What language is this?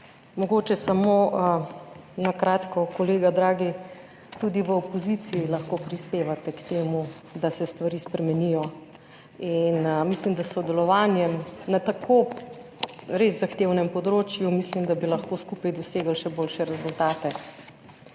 Slovenian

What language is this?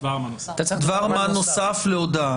Hebrew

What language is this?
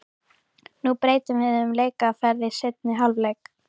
Icelandic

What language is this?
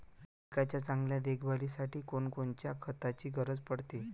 Marathi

